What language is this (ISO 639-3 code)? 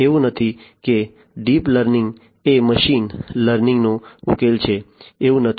guj